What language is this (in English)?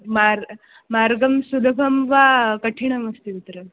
Sanskrit